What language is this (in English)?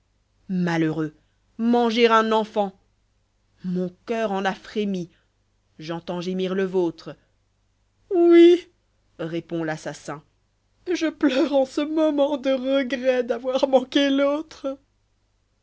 French